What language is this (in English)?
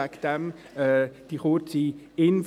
Swiss German